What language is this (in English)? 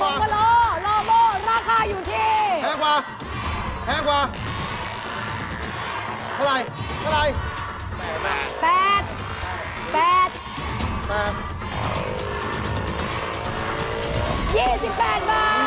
Thai